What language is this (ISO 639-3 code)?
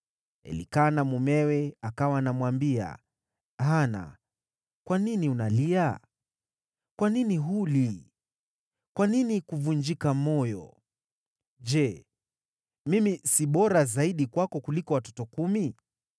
swa